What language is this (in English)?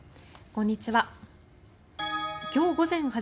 Japanese